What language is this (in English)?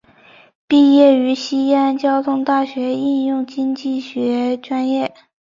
Chinese